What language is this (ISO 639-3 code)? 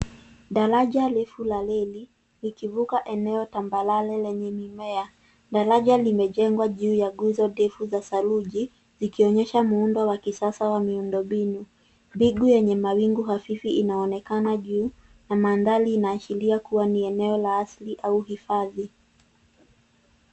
swa